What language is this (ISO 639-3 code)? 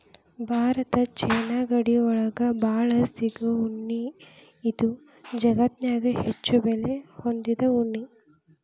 kan